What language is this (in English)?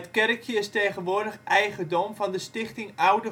Dutch